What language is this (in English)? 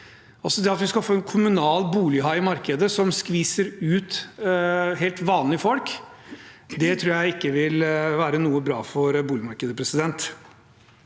Norwegian